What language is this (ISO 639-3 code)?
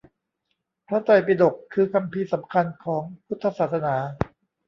tha